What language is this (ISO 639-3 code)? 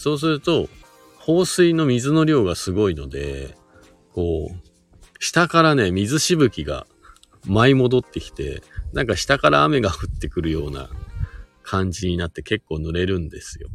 jpn